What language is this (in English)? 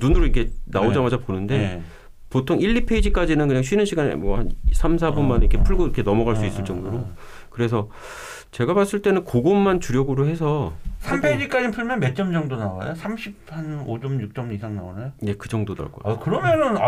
Korean